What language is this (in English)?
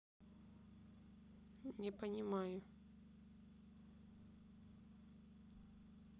Russian